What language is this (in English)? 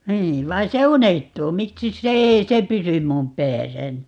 Finnish